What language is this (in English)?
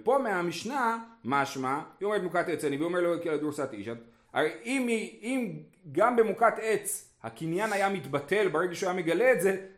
Hebrew